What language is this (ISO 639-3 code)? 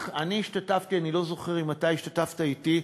heb